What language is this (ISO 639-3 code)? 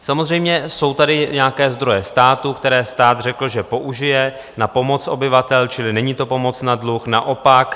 ces